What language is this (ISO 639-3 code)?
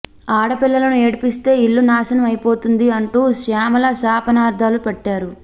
tel